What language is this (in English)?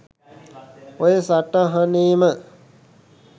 Sinhala